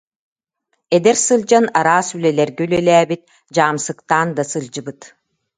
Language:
Yakut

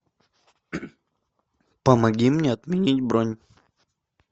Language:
Russian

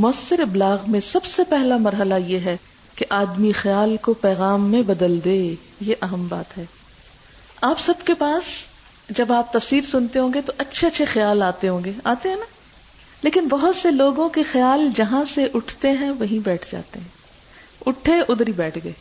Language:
Urdu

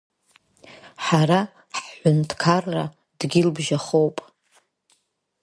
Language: Abkhazian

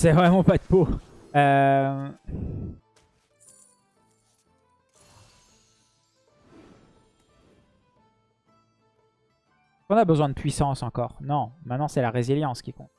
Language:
French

